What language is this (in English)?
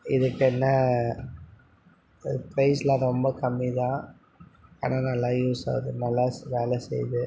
Tamil